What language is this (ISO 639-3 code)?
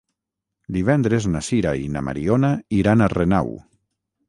cat